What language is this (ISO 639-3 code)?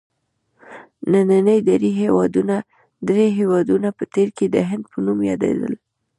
pus